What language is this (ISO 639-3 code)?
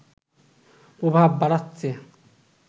ben